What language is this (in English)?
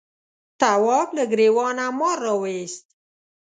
Pashto